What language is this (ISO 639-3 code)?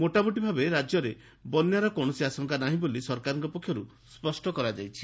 ori